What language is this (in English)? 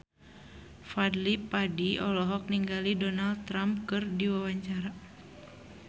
Sundanese